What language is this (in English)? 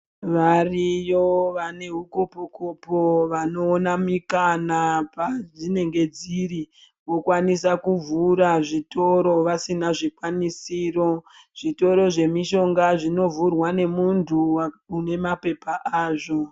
Ndau